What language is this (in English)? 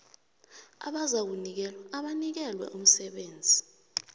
South Ndebele